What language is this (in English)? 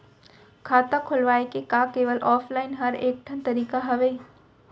Chhattisgarhi